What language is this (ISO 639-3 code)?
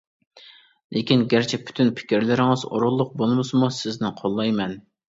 uig